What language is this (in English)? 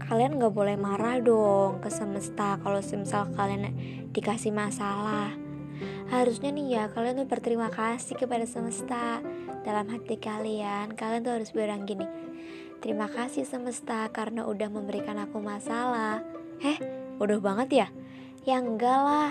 Indonesian